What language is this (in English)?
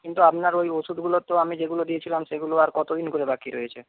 Bangla